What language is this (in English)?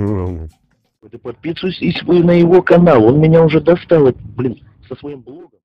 Russian